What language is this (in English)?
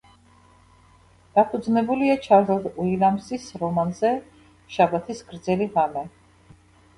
Georgian